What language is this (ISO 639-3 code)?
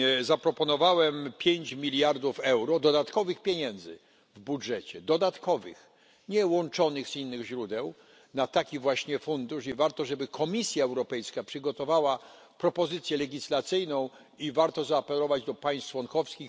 pol